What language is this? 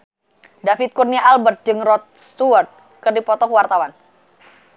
Sundanese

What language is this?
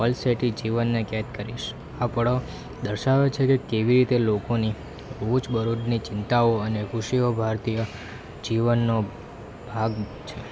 Gujarati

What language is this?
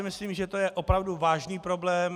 Czech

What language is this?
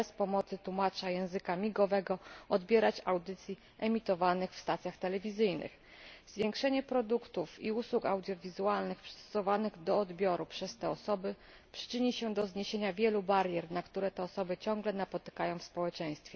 Polish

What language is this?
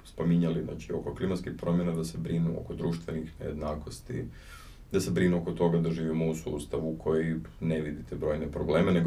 Croatian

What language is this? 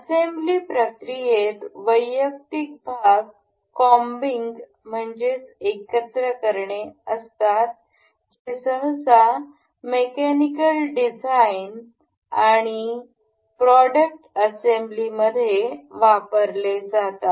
Marathi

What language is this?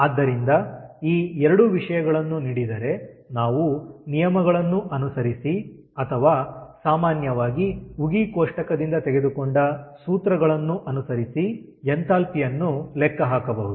Kannada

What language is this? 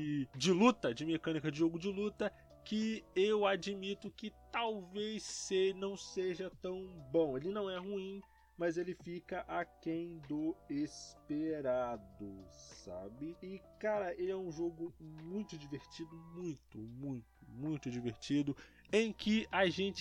Portuguese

